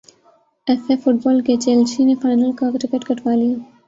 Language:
Urdu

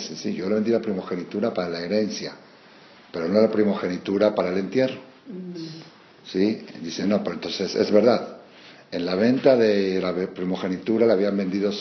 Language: Spanish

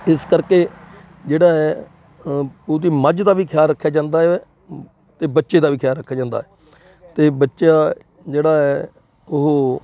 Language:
Punjabi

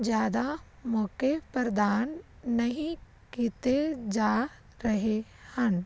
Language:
Punjabi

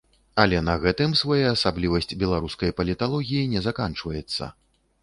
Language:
Belarusian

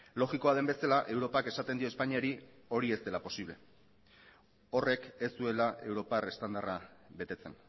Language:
Basque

